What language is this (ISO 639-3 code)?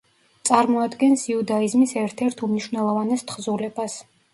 kat